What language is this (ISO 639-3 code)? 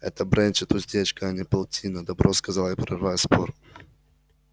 rus